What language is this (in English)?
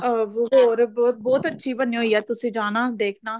Punjabi